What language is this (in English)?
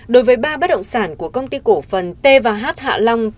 Vietnamese